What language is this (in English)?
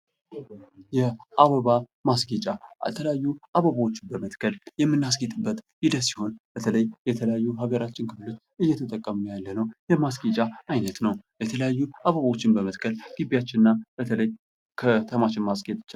Amharic